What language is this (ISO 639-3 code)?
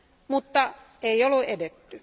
fin